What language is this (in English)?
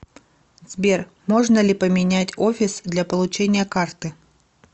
Russian